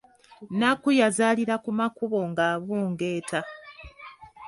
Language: Ganda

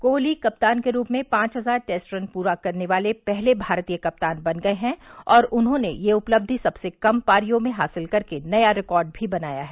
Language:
Hindi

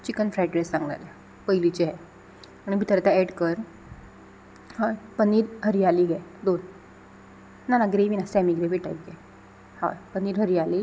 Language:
Konkani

